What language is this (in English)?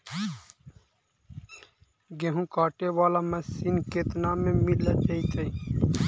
Magahi